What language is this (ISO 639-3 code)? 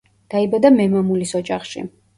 kat